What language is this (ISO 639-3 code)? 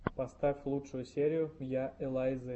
rus